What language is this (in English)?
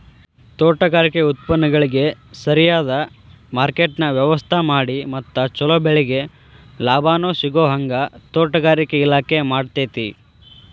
Kannada